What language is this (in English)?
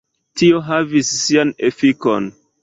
Esperanto